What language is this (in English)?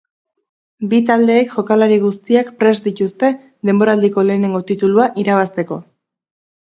Basque